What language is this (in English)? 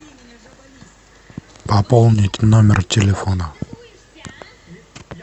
Russian